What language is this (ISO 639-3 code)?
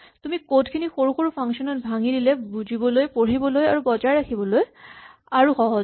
asm